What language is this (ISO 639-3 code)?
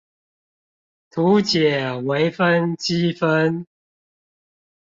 zho